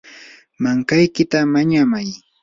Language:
Yanahuanca Pasco Quechua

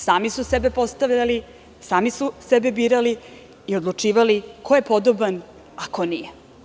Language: Serbian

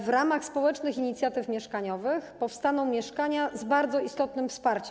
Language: Polish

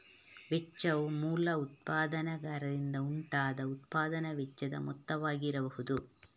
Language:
Kannada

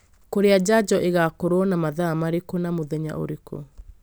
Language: Kikuyu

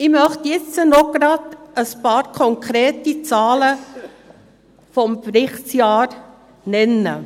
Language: Swiss German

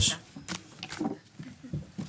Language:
Hebrew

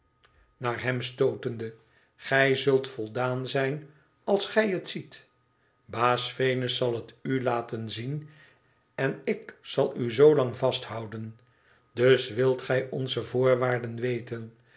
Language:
Dutch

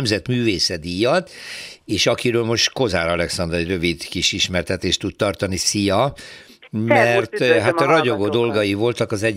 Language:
Hungarian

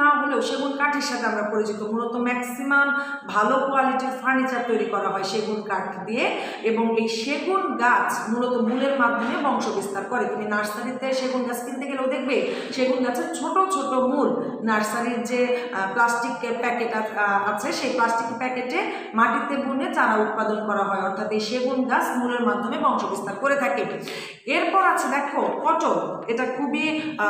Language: Romanian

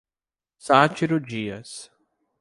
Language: Portuguese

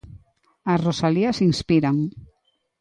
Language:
Galician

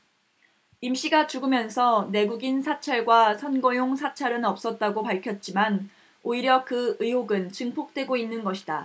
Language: Korean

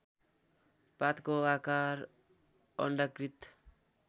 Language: Nepali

